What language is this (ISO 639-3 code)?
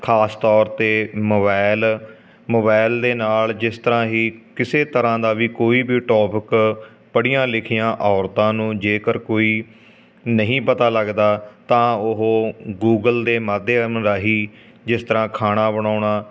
pan